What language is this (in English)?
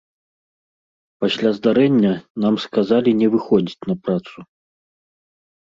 Belarusian